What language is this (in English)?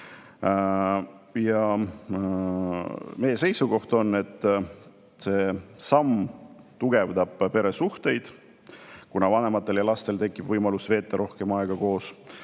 Estonian